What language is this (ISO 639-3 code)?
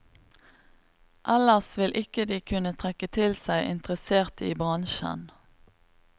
nor